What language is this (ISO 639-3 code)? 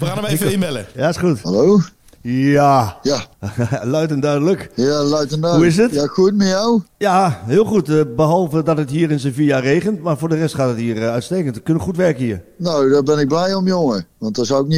nld